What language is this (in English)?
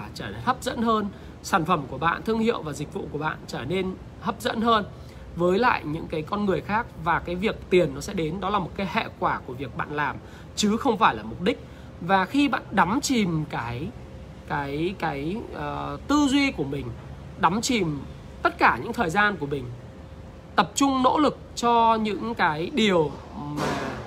Vietnamese